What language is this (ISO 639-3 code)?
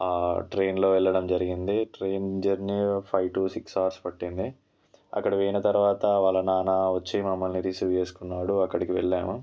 tel